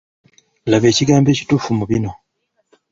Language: Ganda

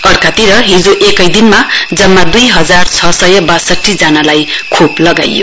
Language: Nepali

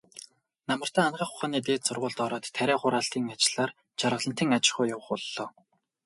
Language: Mongolian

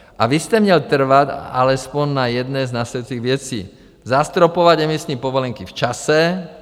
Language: Czech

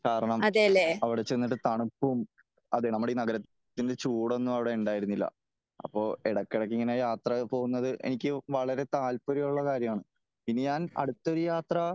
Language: Malayalam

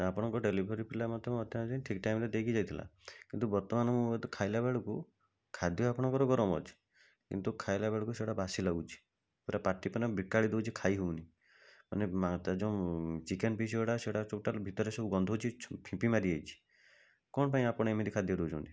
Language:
Odia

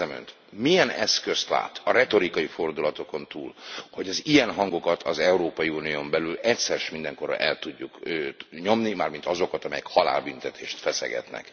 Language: Hungarian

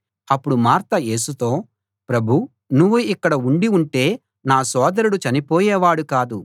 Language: Telugu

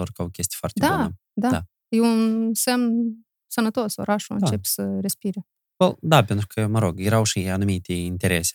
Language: Romanian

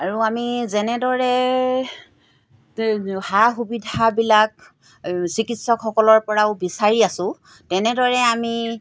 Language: Assamese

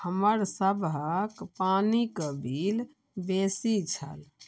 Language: Maithili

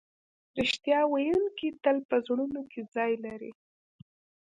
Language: Pashto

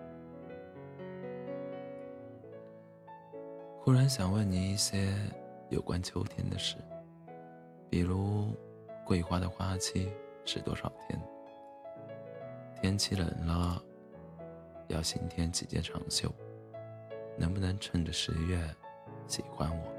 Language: Chinese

